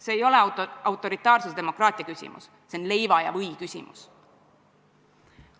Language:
Estonian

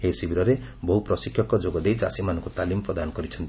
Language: Odia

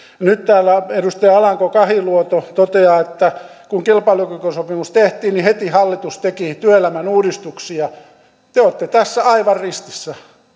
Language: Finnish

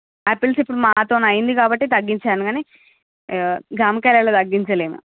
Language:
Telugu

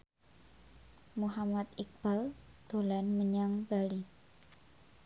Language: Javanese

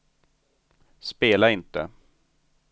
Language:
Swedish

